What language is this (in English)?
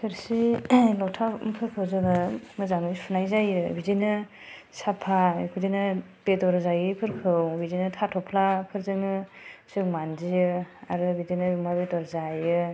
Bodo